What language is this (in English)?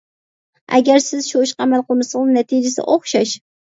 Uyghur